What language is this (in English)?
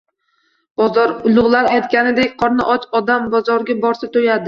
Uzbek